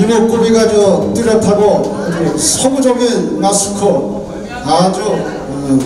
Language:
Korean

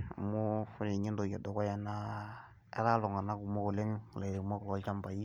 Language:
Masai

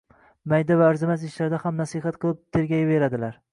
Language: Uzbek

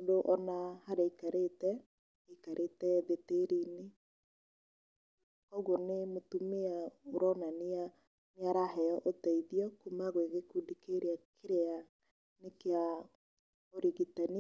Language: Kikuyu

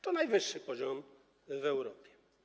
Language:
Polish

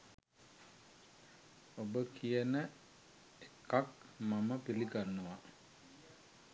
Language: Sinhala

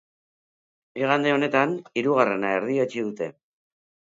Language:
Basque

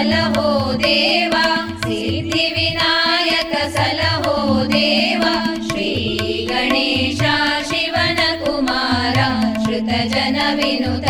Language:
Kannada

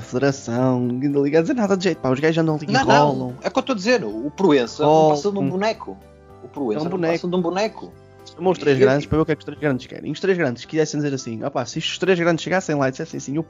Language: Portuguese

